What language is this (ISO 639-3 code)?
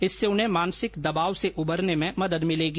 hin